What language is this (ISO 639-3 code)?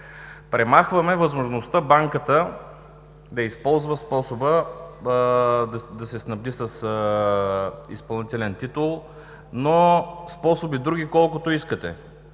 bul